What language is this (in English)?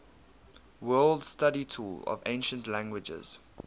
English